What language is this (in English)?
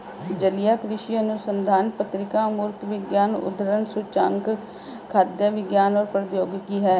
Hindi